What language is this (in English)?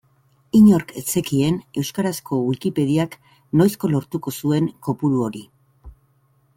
Basque